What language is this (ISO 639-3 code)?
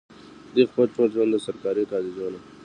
pus